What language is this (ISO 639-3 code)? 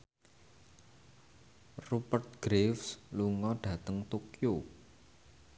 jav